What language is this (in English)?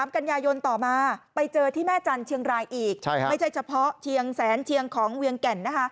Thai